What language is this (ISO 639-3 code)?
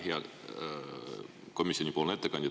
est